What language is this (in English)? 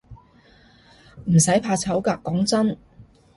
Cantonese